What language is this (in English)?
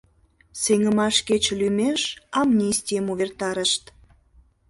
Mari